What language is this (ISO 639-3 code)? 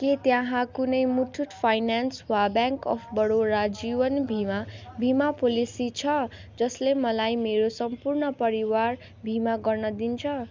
nep